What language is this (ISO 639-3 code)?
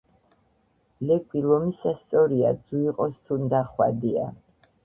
kat